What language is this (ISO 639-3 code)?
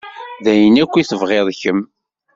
kab